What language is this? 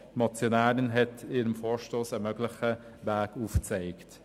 Swiss German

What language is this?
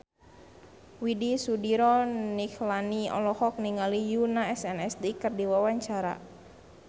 Sundanese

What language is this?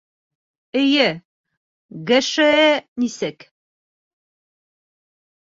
Bashkir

